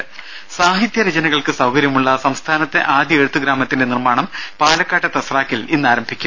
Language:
Malayalam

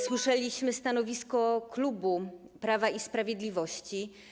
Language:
Polish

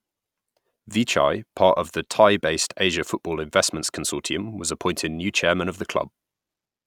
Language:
English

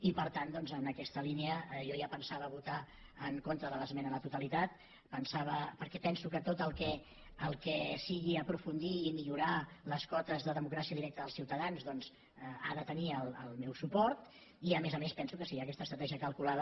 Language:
Catalan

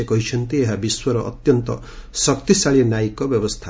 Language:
Odia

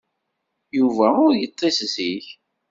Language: Kabyle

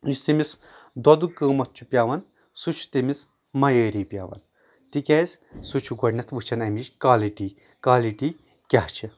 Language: Kashmiri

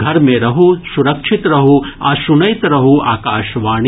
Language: Maithili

